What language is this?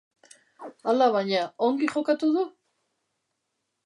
Basque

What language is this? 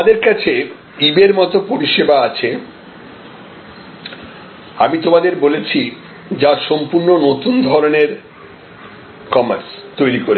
Bangla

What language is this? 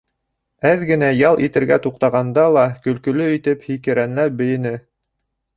Bashkir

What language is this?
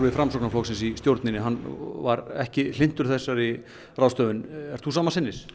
Icelandic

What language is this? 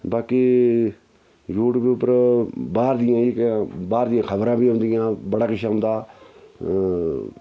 Dogri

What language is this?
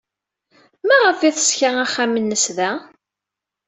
Kabyle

